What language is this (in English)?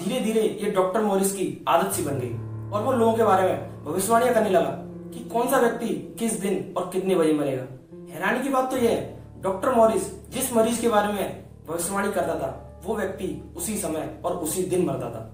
Hindi